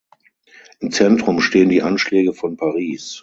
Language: German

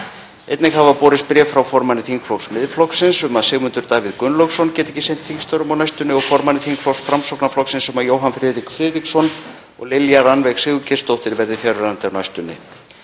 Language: Icelandic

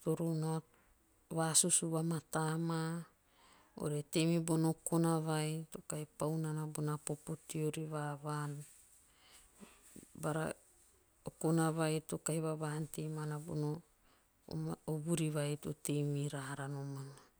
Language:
Teop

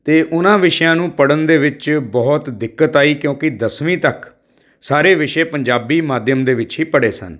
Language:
Punjabi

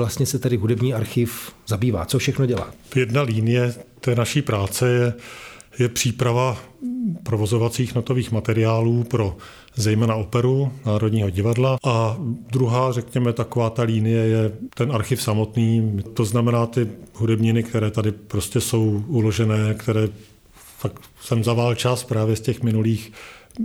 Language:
Czech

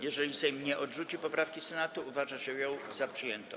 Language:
Polish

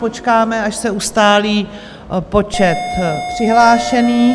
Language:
Czech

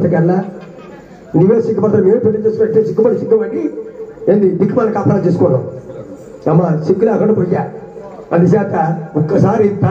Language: Arabic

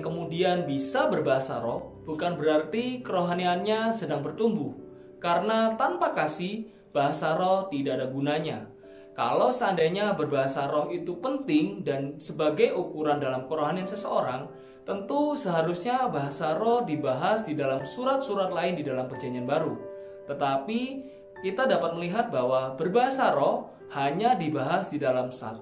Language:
Indonesian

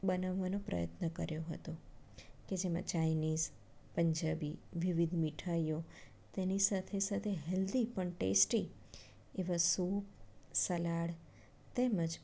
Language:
Gujarati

